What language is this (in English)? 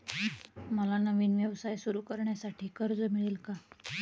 Marathi